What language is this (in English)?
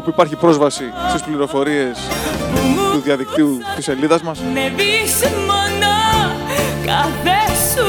Greek